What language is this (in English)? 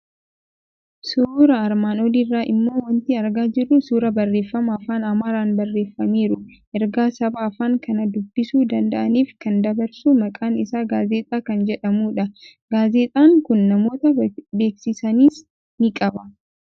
Oromo